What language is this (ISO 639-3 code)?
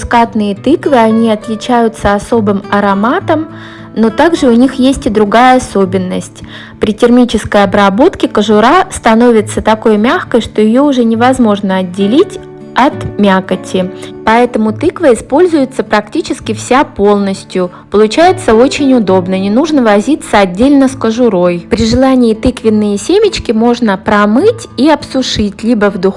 rus